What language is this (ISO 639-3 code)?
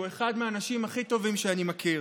heb